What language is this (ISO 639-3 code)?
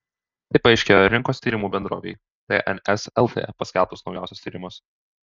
lit